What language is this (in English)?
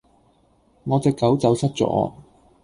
Cantonese